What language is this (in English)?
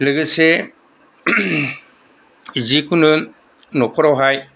Bodo